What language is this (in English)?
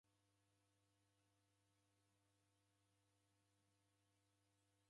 Taita